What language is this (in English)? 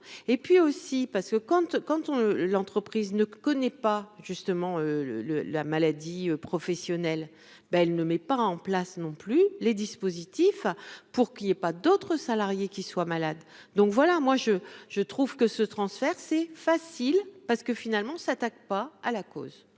French